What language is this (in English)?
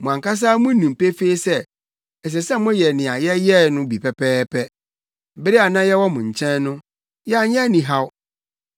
Akan